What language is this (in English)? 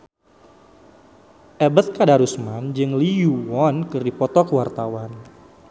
Sundanese